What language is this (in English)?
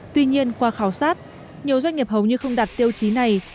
Vietnamese